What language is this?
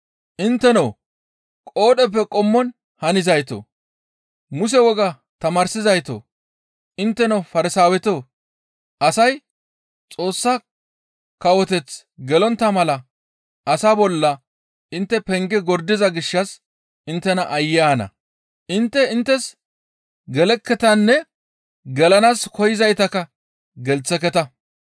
Gamo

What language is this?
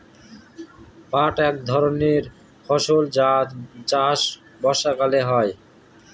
Bangla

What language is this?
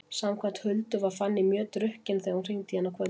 Icelandic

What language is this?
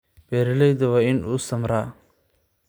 Somali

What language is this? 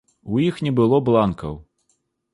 Belarusian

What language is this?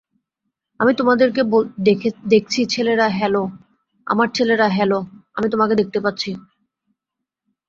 Bangla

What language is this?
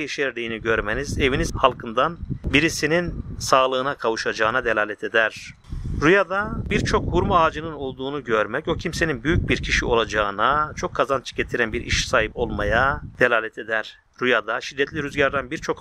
Turkish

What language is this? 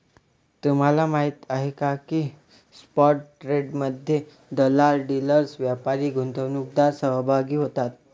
Marathi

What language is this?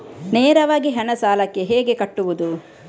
Kannada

